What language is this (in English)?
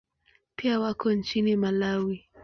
Swahili